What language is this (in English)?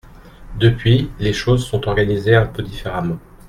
French